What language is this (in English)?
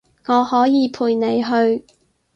Cantonese